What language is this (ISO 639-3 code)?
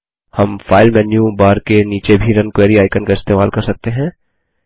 hin